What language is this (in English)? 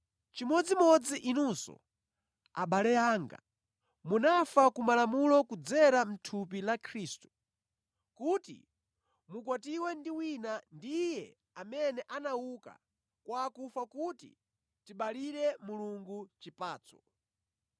Nyanja